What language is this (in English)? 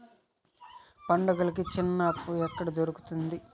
Telugu